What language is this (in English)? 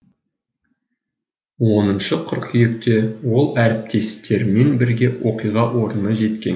Kazakh